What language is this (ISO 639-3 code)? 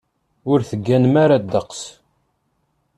kab